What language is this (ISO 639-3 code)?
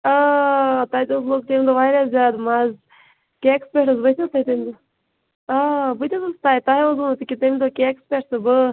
kas